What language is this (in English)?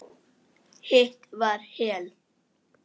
Icelandic